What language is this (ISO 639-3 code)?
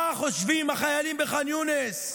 heb